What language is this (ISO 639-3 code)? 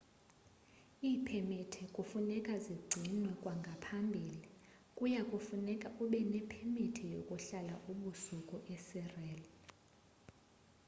xho